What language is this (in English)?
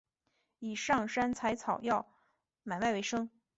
Chinese